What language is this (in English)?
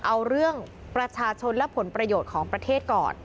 Thai